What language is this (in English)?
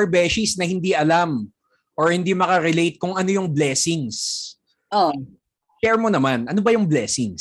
Filipino